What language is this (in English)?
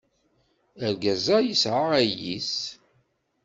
Kabyle